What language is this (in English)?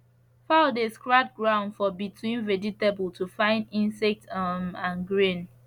Nigerian Pidgin